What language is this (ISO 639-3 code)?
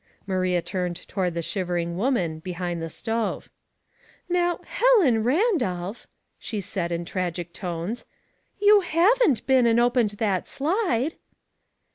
eng